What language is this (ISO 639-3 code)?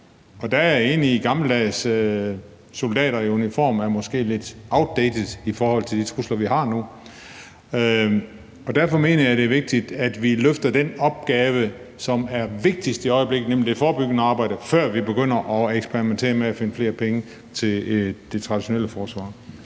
dan